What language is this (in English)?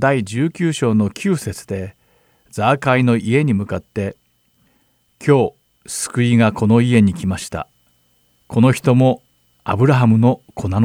Japanese